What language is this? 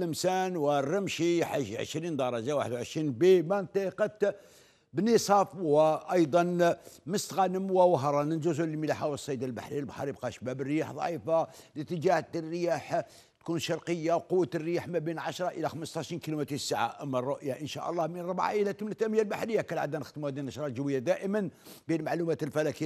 Arabic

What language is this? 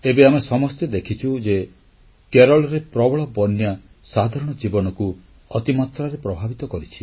Odia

